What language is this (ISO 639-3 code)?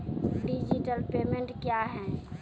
mai